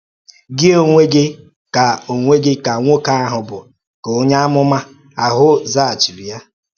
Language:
Igbo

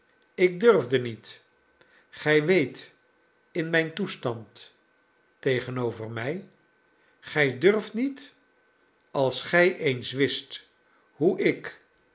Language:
Dutch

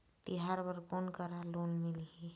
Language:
Chhattisgarhi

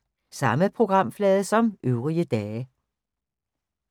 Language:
Danish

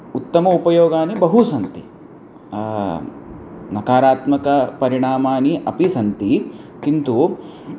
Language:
Sanskrit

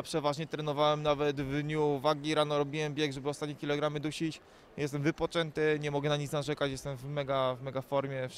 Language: Polish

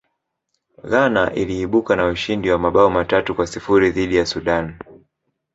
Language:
Swahili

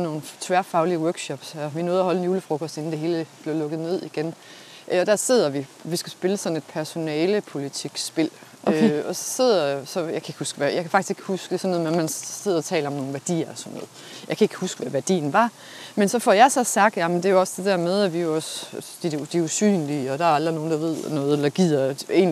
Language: Danish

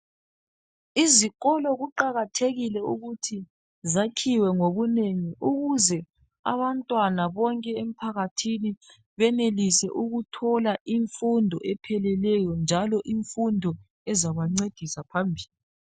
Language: North Ndebele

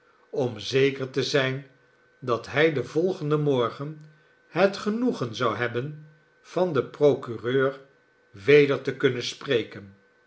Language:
Dutch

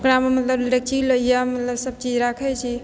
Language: Maithili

